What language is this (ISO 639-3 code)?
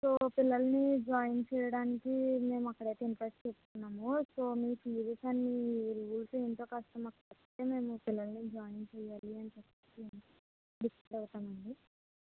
tel